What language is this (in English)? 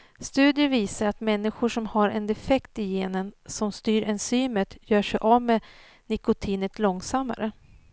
Swedish